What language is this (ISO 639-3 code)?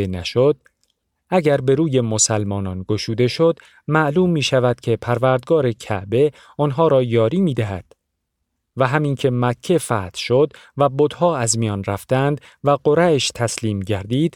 fas